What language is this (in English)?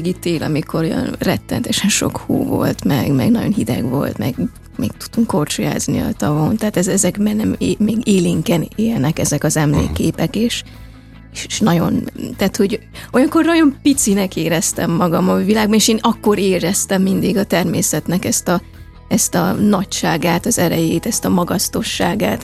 Hungarian